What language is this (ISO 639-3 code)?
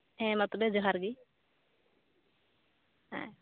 sat